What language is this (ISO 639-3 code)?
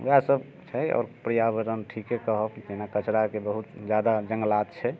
mai